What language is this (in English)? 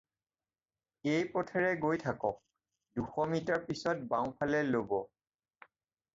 Assamese